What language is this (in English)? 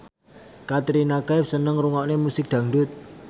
Javanese